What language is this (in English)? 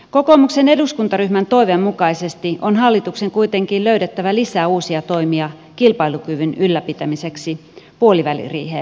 Finnish